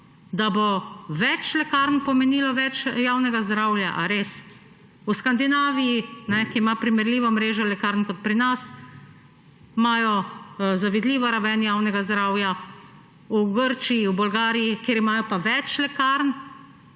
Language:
Slovenian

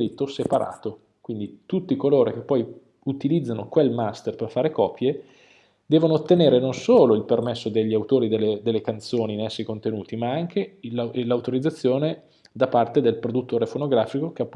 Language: Italian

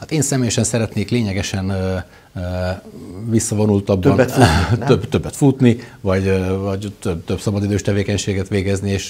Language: Hungarian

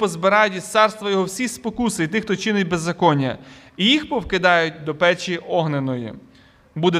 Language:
Ukrainian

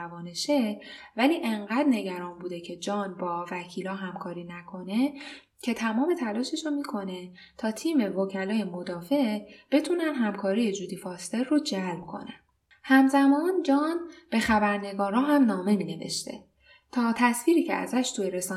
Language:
Persian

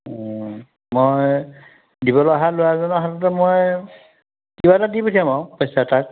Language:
Assamese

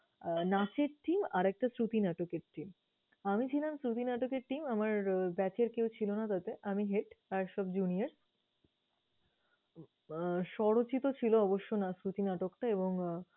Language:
Bangla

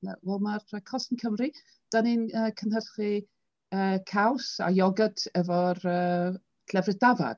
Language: Welsh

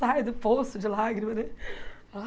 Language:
Portuguese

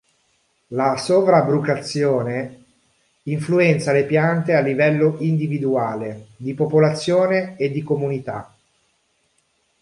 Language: Italian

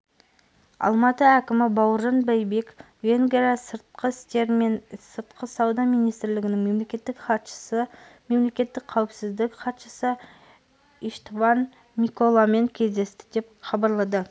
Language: Kazakh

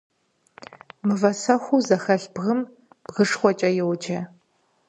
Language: Kabardian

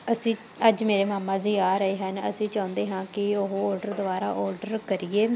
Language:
Punjabi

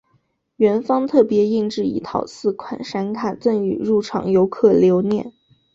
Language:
Chinese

